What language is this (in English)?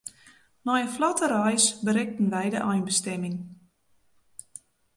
Western Frisian